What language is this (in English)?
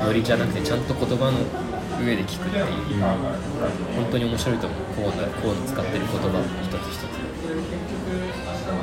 Japanese